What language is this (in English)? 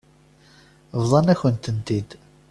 Kabyle